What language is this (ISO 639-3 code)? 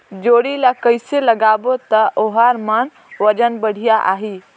hne